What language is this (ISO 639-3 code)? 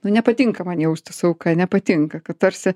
lit